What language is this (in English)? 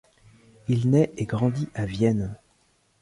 French